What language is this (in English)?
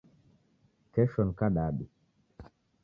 Taita